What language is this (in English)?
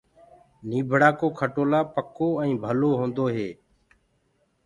Gurgula